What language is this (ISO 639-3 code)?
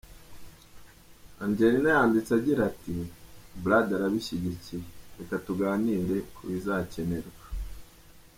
kin